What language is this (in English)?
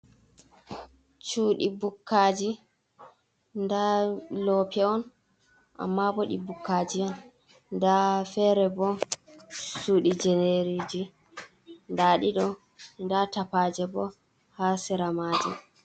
Fula